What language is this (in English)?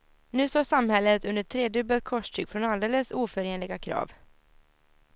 Swedish